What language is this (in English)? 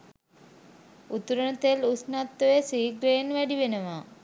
Sinhala